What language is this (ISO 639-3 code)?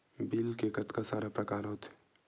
hne